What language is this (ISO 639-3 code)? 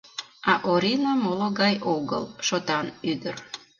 chm